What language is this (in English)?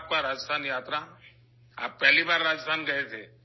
Urdu